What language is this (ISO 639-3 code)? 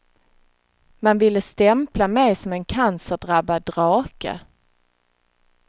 swe